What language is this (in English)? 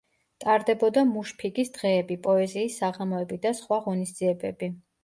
Georgian